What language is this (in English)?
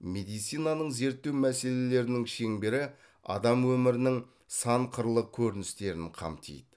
Kazakh